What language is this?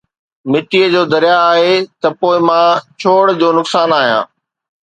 Sindhi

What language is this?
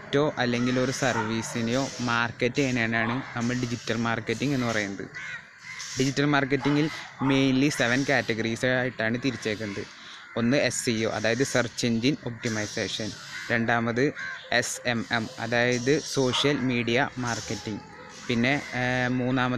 Malayalam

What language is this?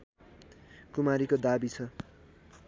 Nepali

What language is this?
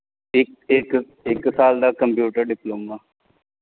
Punjabi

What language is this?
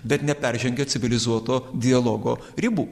Lithuanian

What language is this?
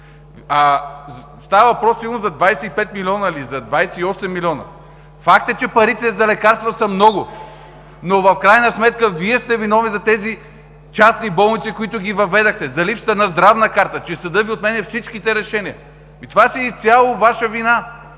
Bulgarian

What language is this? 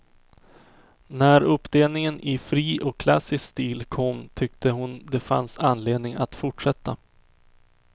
Swedish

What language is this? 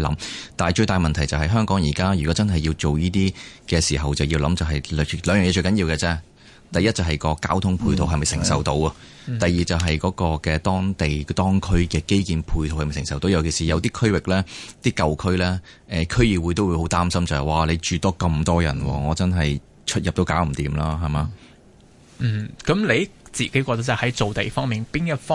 Chinese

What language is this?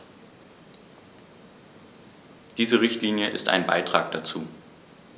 German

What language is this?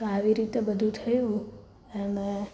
Gujarati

